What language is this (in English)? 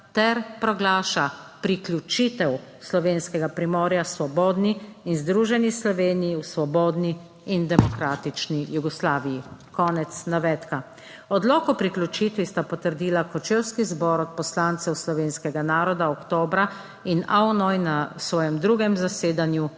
Slovenian